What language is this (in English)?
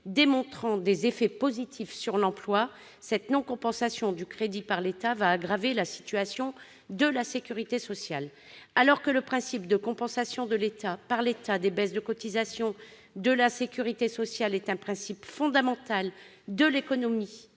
French